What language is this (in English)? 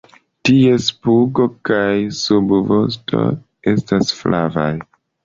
Esperanto